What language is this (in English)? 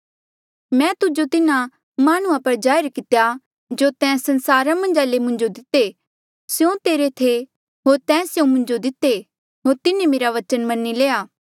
Mandeali